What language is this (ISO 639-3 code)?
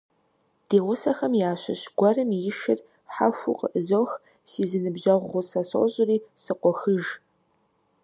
kbd